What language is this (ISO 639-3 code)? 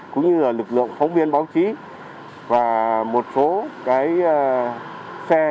vie